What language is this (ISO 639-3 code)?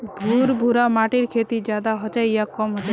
mag